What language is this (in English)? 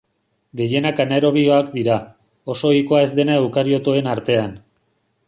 Basque